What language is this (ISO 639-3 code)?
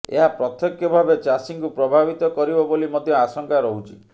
ori